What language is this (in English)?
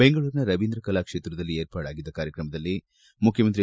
Kannada